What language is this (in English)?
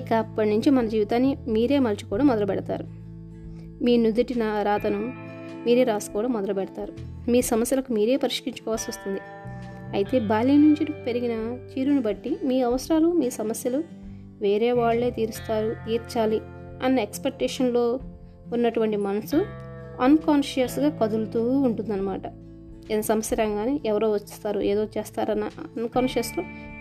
Telugu